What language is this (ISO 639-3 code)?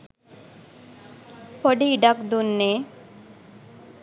sin